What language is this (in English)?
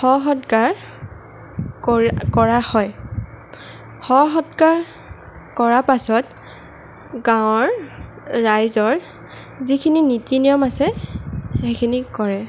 Assamese